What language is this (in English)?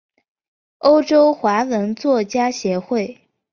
Chinese